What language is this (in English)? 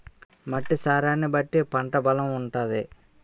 Telugu